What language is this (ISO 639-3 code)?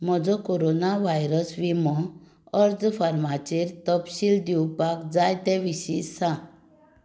kok